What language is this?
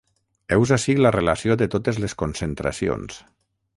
Catalan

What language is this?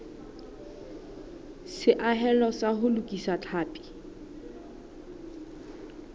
Southern Sotho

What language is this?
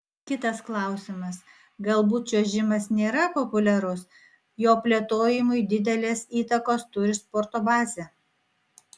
Lithuanian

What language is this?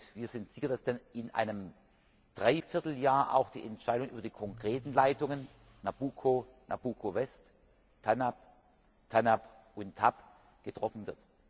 German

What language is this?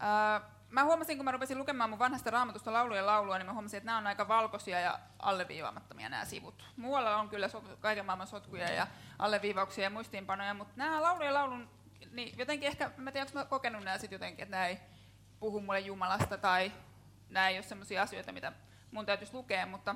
Finnish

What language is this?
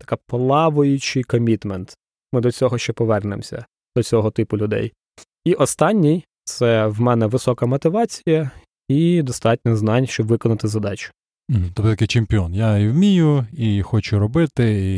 Ukrainian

